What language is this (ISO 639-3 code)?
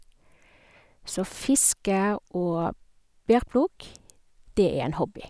nor